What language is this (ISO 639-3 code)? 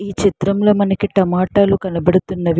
tel